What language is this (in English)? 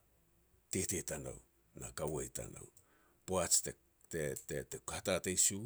Petats